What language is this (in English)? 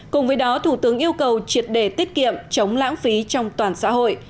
Vietnamese